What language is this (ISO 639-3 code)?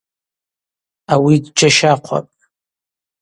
abq